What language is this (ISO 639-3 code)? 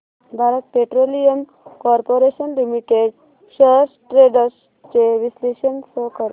mar